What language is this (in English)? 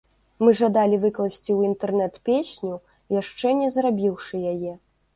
Belarusian